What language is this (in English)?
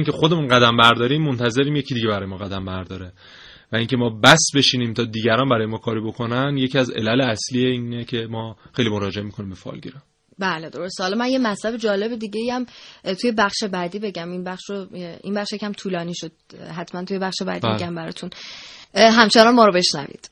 Persian